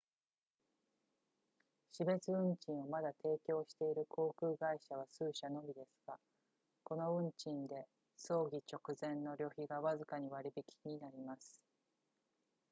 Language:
Japanese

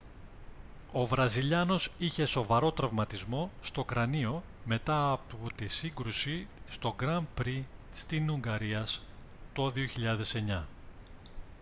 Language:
Greek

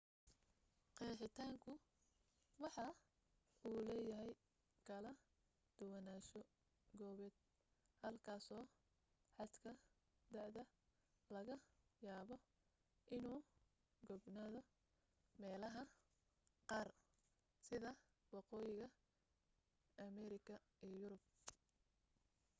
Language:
Somali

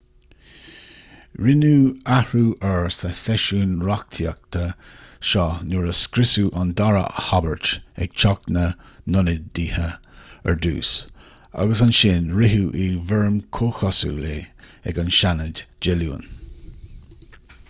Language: Irish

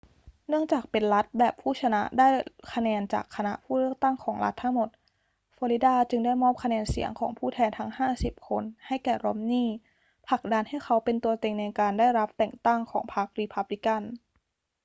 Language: Thai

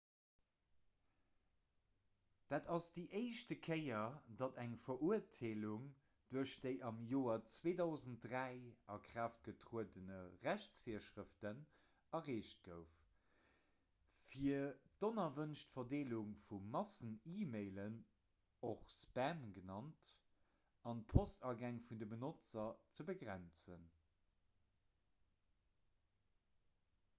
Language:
Luxembourgish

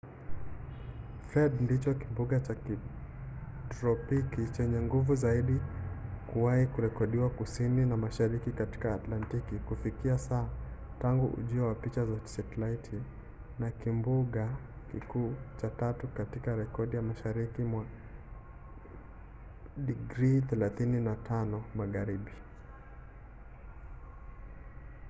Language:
Swahili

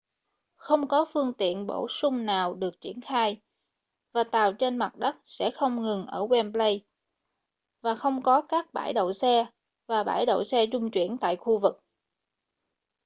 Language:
Vietnamese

